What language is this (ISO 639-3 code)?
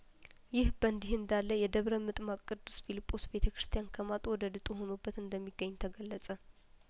amh